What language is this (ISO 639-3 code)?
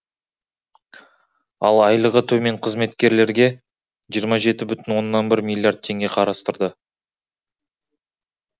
kaz